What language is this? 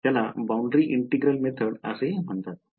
Marathi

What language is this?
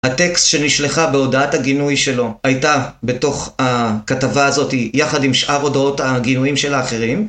Hebrew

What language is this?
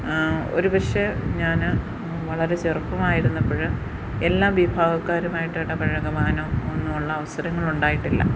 Malayalam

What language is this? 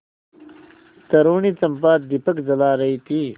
Hindi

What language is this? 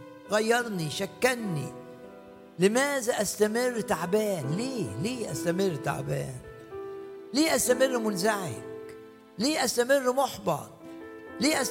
Arabic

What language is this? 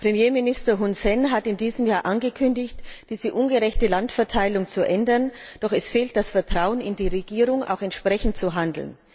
German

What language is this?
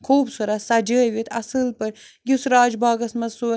Kashmiri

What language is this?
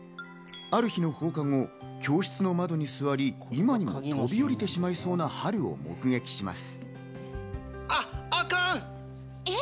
Japanese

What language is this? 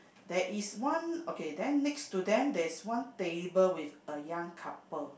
English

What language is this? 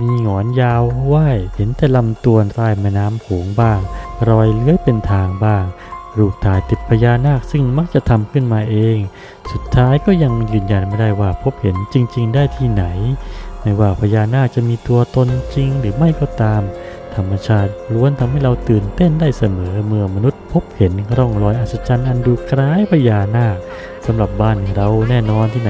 Thai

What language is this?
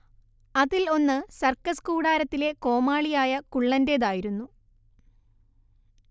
Malayalam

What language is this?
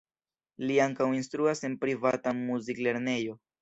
Esperanto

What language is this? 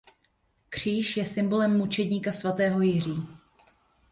Czech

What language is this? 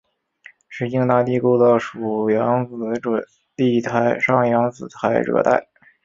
Chinese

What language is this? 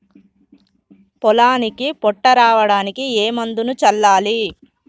Telugu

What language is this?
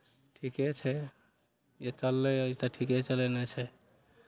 Maithili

